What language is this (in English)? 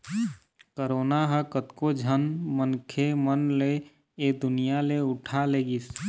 Chhattisgarhi